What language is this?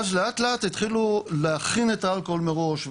Hebrew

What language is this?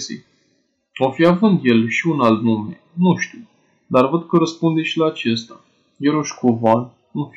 Romanian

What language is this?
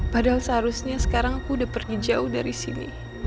Indonesian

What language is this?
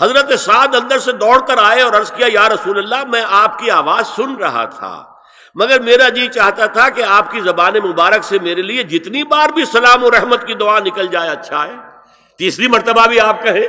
Urdu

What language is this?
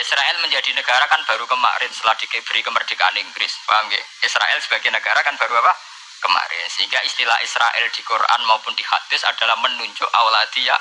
Indonesian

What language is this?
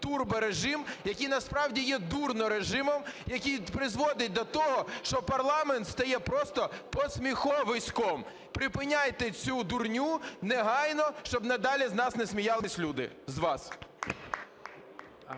Ukrainian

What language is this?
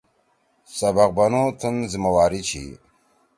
Torwali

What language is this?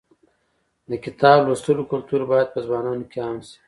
Pashto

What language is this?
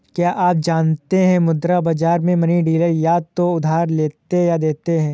Hindi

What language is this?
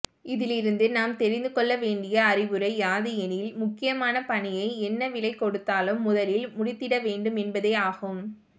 Tamil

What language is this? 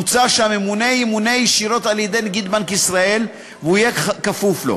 Hebrew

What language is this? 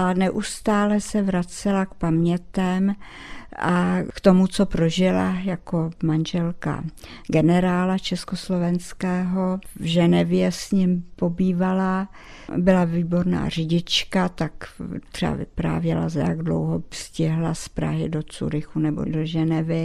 Czech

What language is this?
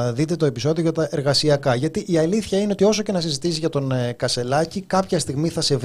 Greek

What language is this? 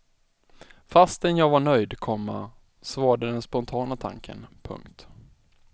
Swedish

